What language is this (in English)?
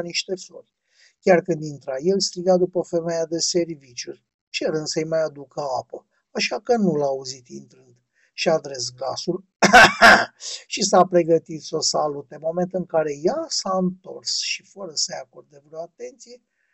Romanian